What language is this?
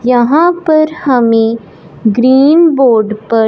Hindi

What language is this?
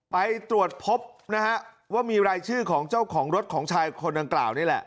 Thai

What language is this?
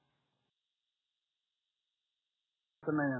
Marathi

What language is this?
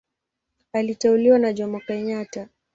Swahili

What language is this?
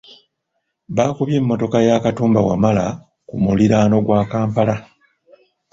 Ganda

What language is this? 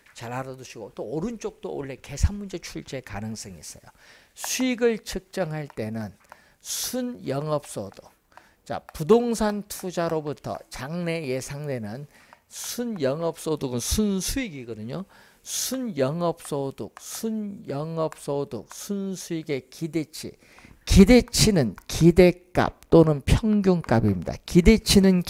Korean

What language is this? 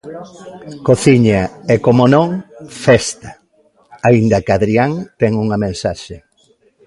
Galician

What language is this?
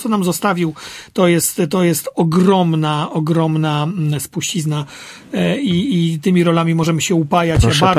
Polish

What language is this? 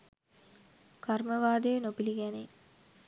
Sinhala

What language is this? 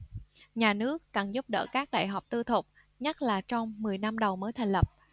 Vietnamese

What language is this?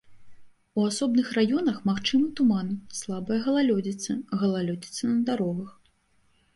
Belarusian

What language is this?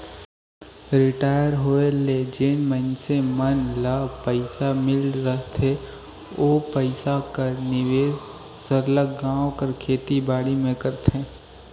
Chhattisgarhi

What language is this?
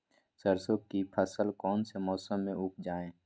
Magahi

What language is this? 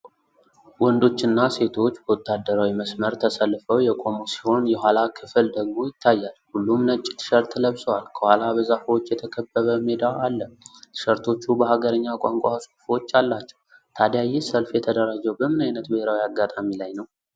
Amharic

